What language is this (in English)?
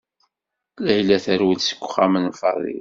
Kabyle